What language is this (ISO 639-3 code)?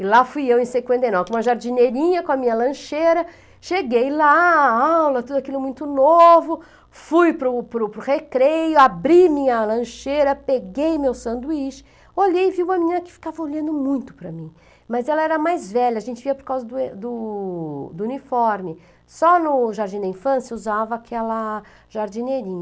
por